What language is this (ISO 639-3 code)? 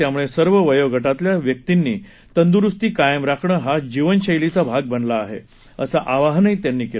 mar